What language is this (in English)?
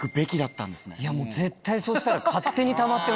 Japanese